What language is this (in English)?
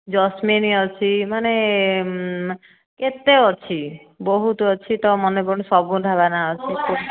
Odia